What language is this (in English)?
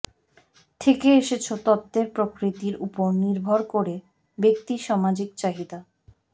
Bangla